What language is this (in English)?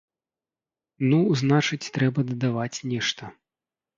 Belarusian